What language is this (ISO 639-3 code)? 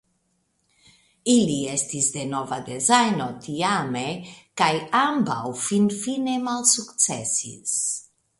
epo